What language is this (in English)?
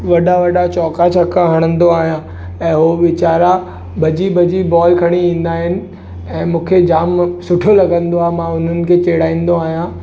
Sindhi